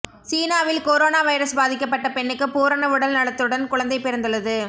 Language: Tamil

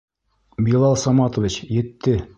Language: Bashkir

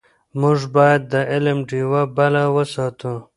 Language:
Pashto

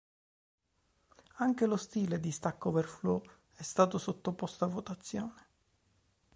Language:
Italian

